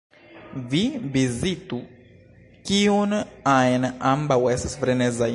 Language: Esperanto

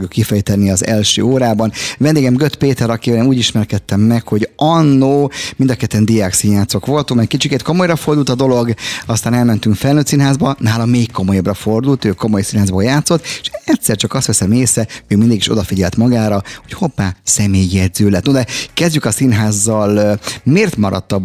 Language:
Hungarian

